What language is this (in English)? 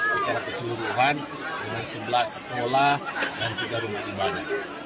Indonesian